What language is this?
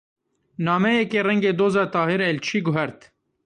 Kurdish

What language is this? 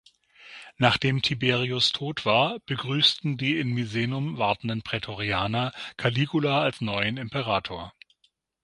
German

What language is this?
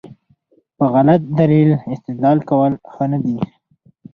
Pashto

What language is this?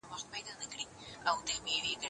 Pashto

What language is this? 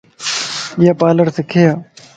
Lasi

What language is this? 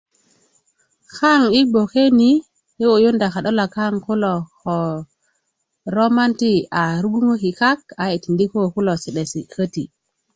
Kuku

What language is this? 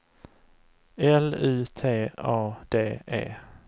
Swedish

